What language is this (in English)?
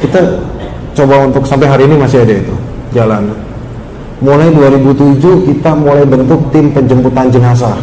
Indonesian